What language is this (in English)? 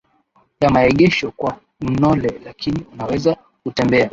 Swahili